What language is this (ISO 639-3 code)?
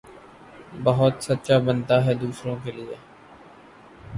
urd